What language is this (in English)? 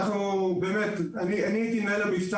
Hebrew